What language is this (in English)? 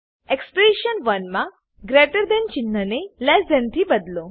Gujarati